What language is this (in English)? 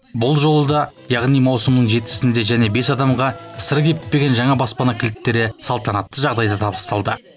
Kazakh